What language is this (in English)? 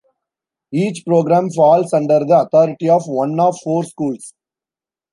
English